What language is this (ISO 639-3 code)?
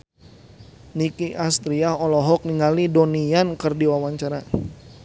sun